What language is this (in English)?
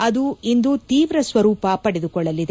Kannada